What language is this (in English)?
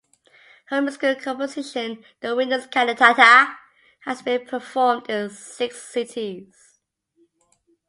English